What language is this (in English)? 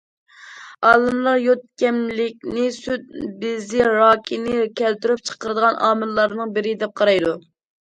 Uyghur